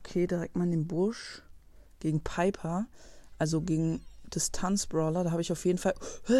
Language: German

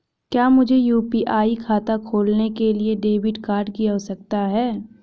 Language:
Hindi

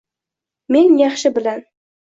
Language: Uzbek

